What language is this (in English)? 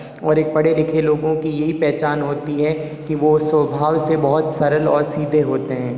Hindi